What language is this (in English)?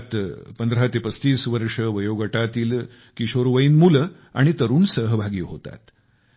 Marathi